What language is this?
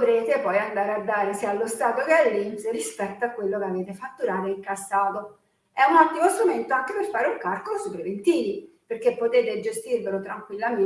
Italian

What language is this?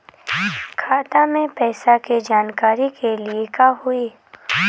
Bhojpuri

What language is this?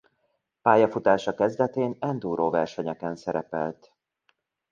Hungarian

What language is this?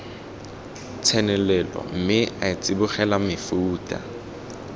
Tswana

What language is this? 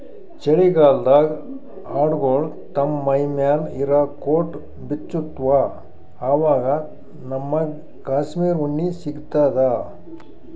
Kannada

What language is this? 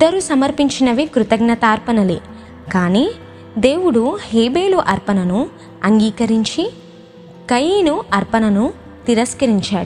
Telugu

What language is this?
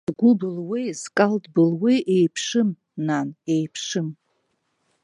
Abkhazian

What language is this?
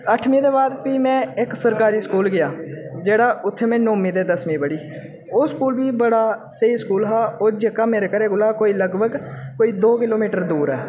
Dogri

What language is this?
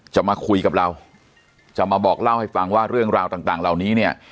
Thai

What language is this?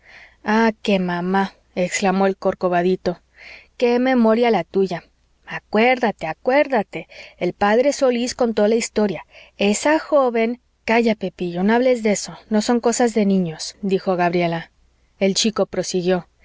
Spanish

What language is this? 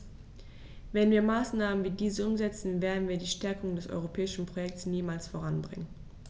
German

